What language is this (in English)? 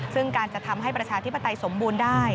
Thai